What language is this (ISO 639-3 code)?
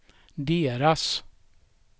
swe